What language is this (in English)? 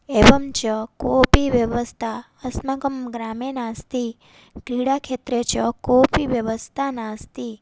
Sanskrit